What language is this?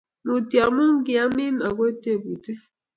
Kalenjin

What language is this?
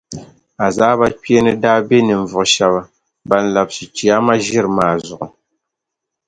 Dagbani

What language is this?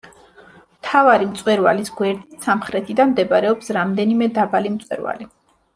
Georgian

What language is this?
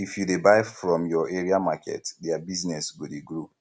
Nigerian Pidgin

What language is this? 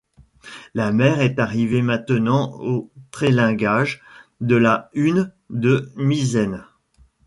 French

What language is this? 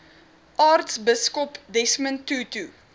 Afrikaans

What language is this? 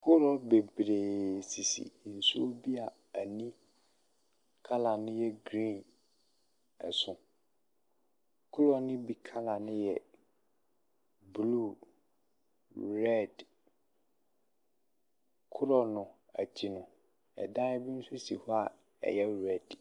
Akan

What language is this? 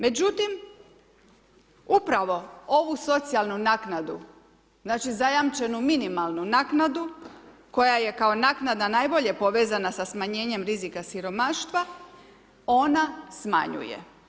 Croatian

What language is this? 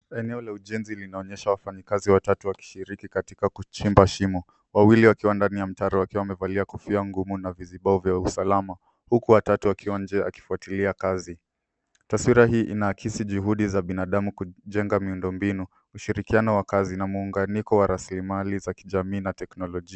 Swahili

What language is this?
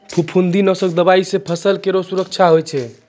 Maithili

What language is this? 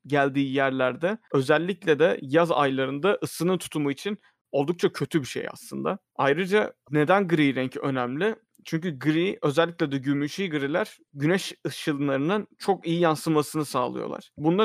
Turkish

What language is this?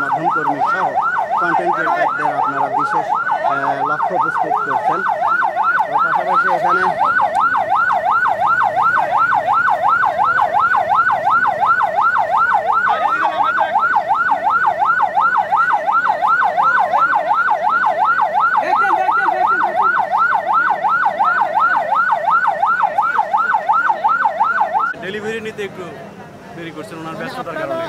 Arabic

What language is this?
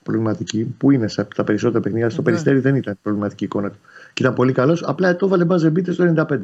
Greek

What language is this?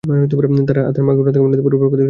Bangla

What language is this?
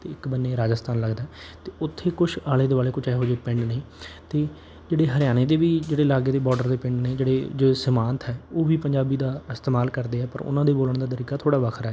Punjabi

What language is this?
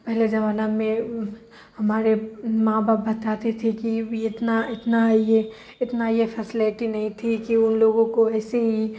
Urdu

